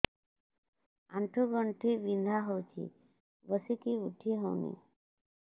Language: Odia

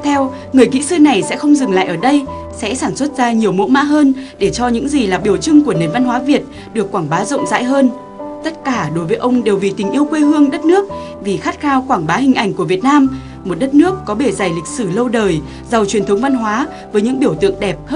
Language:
Vietnamese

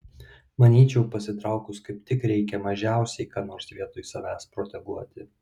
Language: Lithuanian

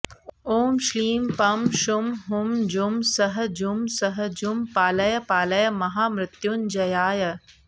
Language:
Sanskrit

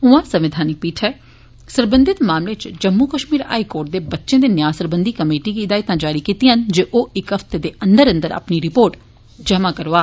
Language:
Dogri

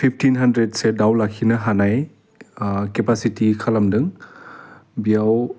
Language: Bodo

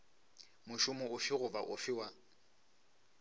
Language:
Northern Sotho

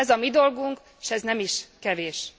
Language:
Hungarian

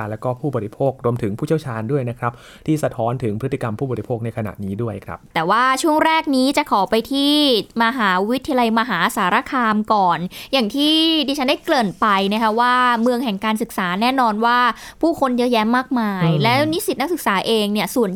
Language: Thai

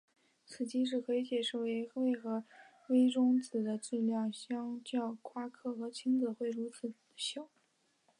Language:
Chinese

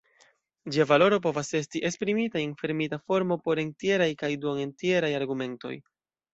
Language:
Esperanto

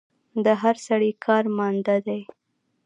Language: Pashto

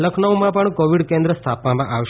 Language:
Gujarati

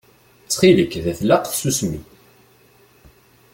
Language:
Kabyle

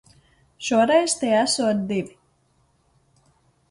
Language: Latvian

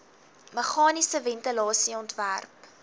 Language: Afrikaans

